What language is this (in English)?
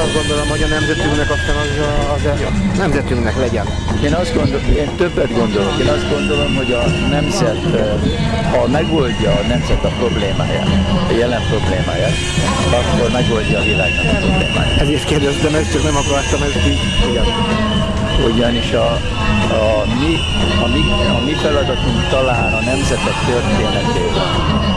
Hungarian